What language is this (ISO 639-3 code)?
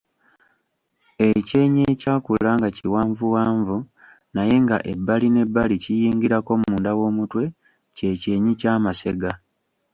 lug